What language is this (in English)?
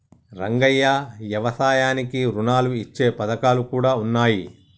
Telugu